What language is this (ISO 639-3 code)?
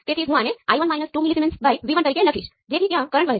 guj